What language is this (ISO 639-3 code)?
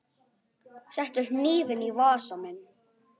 isl